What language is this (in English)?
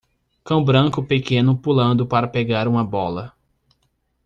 Portuguese